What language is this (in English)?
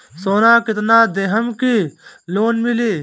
Bhojpuri